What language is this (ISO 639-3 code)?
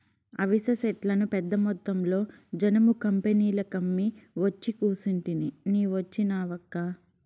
tel